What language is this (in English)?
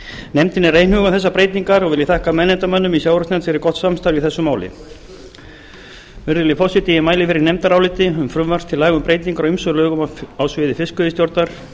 Icelandic